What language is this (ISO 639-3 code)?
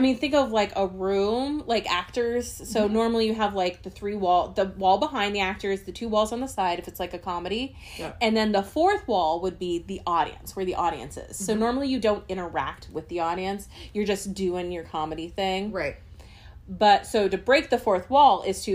eng